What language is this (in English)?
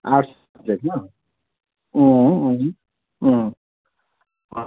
Nepali